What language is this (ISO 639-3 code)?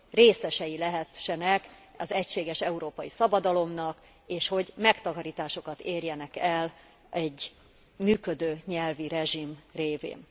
hun